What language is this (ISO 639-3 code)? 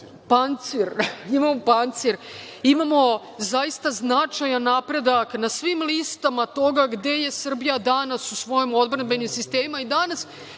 srp